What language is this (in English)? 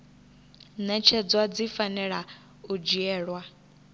Venda